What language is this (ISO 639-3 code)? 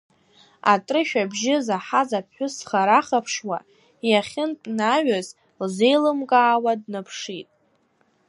abk